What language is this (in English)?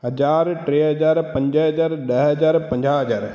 Sindhi